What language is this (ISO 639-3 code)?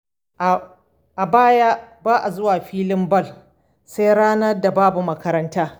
hau